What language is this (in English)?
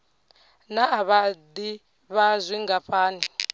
Venda